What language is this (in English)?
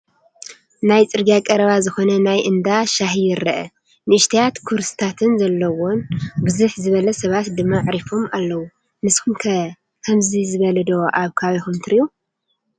Tigrinya